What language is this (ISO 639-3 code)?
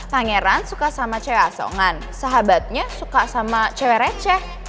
ind